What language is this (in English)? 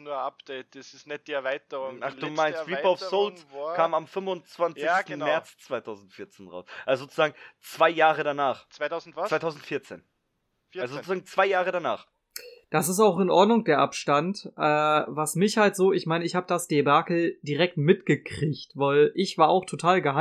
German